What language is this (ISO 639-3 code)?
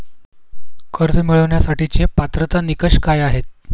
mar